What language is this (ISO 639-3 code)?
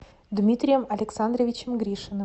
rus